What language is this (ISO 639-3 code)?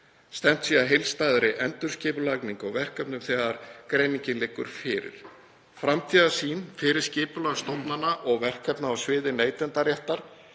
isl